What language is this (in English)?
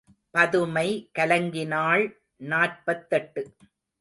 Tamil